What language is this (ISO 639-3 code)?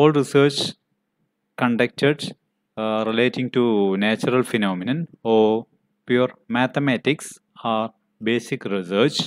eng